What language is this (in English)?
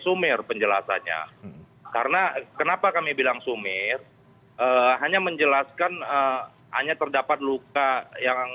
Indonesian